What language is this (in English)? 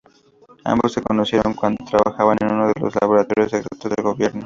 Spanish